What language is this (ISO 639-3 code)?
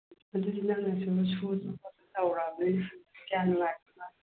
mni